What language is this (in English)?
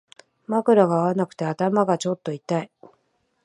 Japanese